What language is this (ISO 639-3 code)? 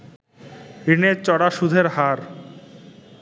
ben